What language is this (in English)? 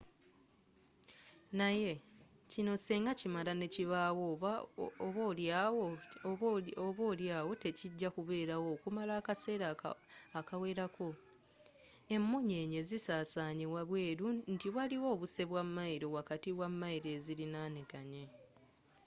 Ganda